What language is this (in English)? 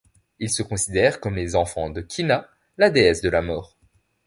French